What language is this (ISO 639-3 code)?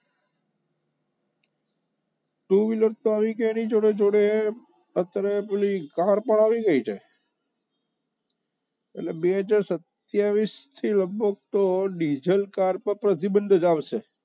guj